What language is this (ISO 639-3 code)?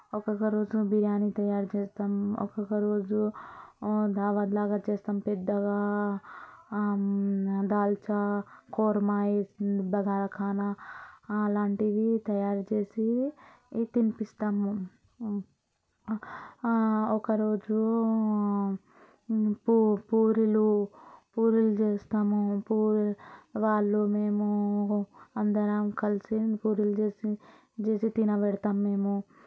tel